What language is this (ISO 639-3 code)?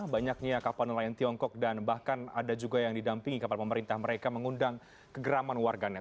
ind